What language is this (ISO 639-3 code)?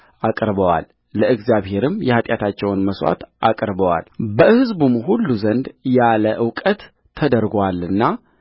amh